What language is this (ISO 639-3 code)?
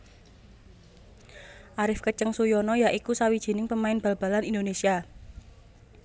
jav